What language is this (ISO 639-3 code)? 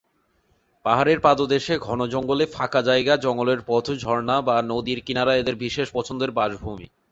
ben